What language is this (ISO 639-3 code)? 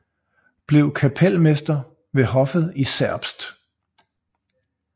dan